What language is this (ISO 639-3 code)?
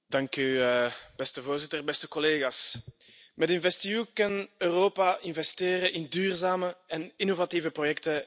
nld